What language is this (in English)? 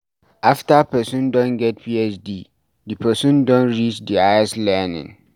Nigerian Pidgin